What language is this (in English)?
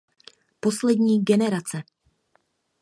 Czech